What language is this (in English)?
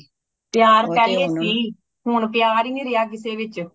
Punjabi